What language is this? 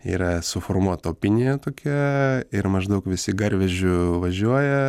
Lithuanian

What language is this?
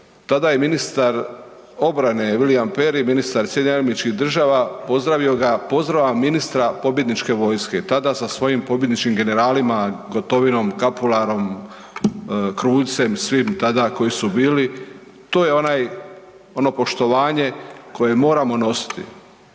Croatian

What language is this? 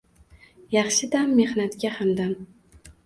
Uzbek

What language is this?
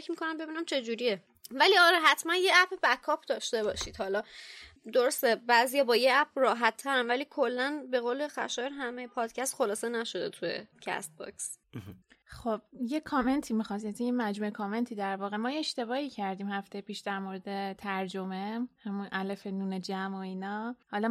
Persian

